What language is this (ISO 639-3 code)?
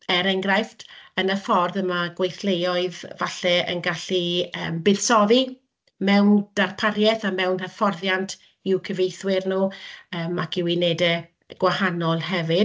cym